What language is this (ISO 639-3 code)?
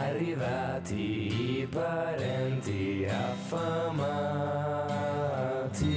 ita